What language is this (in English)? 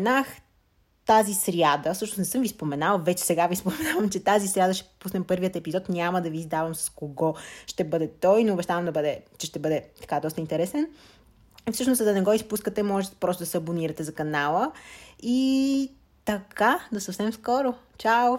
Bulgarian